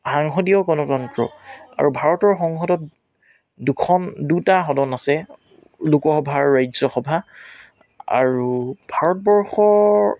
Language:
Assamese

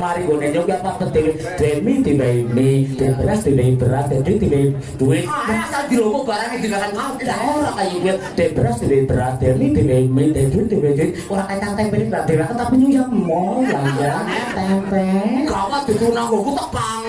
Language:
Indonesian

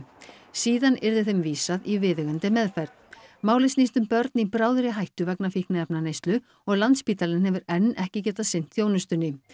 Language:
Icelandic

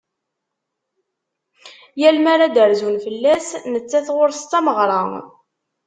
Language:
Kabyle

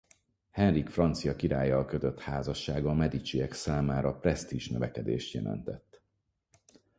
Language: Hungarian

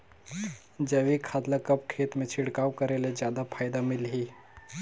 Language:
Chhattisgarhi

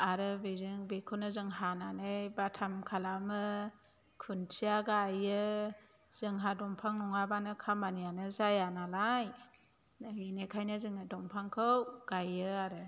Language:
Bodo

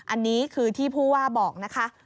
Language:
Thai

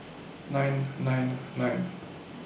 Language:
English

